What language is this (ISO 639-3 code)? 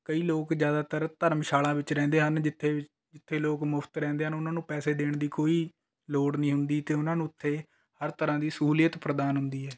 pan